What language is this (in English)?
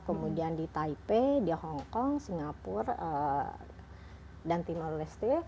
Indonesian